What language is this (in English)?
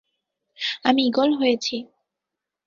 Bangla